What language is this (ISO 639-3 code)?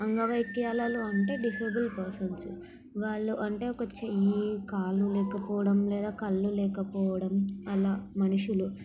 tel